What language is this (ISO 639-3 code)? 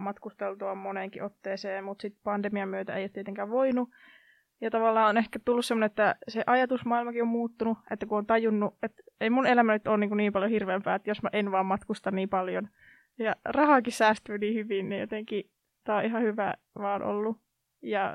fin